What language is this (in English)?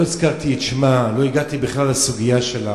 Hebrew